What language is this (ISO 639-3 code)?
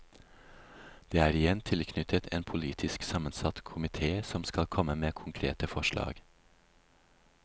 nor